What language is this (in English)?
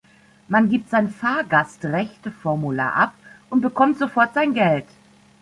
German